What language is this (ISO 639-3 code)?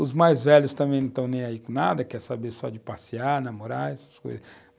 por